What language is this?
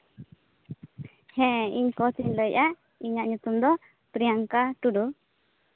Santali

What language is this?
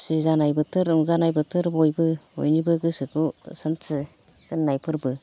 Bodo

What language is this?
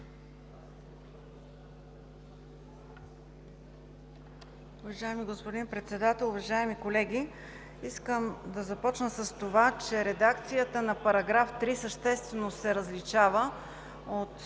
Bulgarian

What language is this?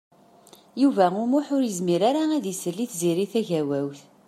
Kabyle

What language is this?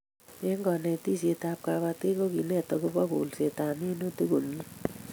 Kalenjin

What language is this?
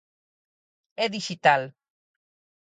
Galician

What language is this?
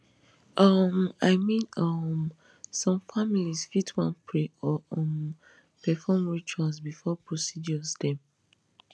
Nigerian Pidgin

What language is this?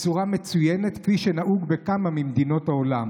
Hebrew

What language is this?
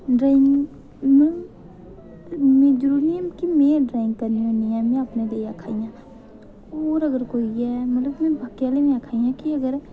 Dogri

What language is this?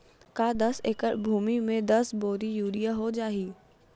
Chhattisgarhi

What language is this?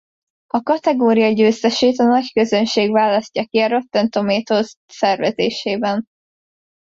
Hungarian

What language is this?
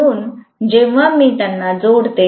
Marathi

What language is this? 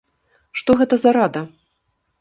Belarusian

